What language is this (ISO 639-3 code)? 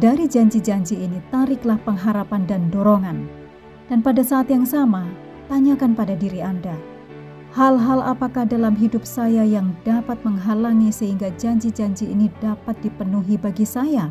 ind